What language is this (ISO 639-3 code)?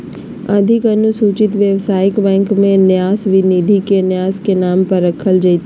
mag